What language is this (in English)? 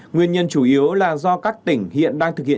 Vietnamese